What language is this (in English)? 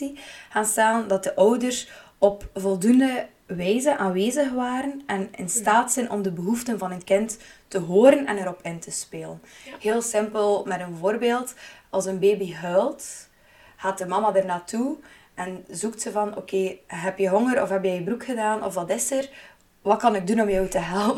Dutch